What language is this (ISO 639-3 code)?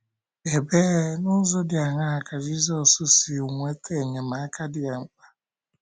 ibo